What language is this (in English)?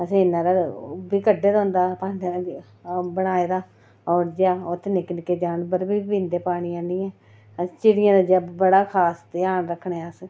Dogri